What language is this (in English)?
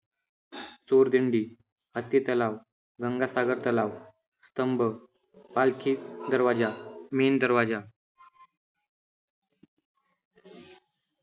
Marathi